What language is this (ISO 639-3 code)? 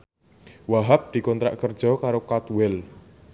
jav